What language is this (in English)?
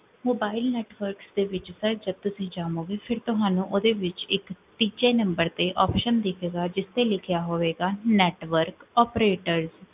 Punjabi